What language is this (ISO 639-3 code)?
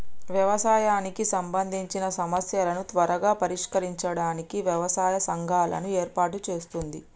tel